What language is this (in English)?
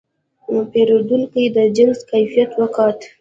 Pashto